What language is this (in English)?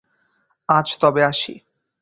Bangla